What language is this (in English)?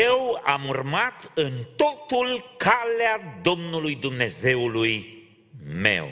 Romanian